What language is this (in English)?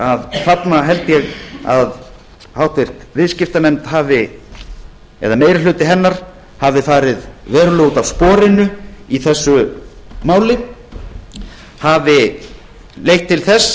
Icelandic